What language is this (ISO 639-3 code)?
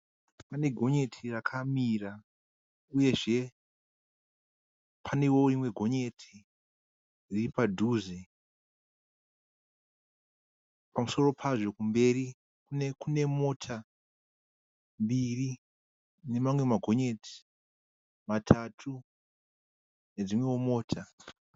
sna